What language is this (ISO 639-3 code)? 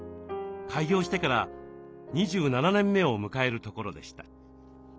jpn